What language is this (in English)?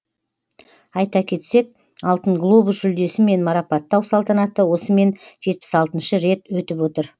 Kazakh